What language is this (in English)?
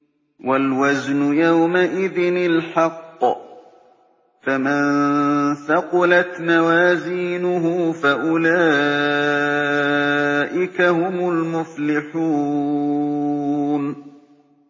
Arabic